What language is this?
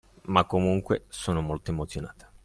Italian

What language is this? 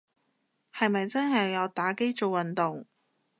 Cantonese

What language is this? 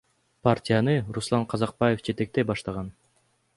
Kyrgyz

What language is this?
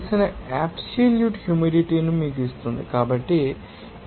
Telugu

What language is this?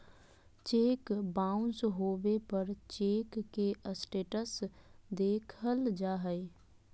Magahi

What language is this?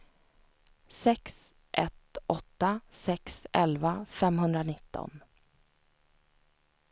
Swedish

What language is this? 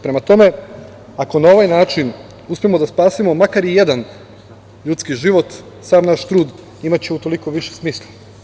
Serbian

